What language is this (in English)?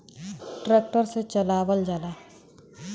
Bhojpuri